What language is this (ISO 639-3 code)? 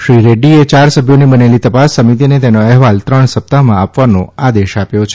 guj